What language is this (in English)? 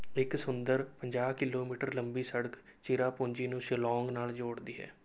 Punjabi